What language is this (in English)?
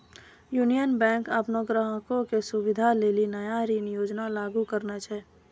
Maithili